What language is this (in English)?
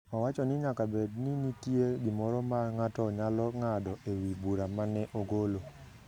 Luo (Kenya and Tanzania)